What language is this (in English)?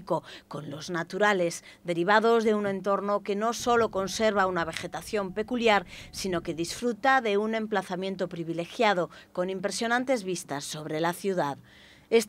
Spanish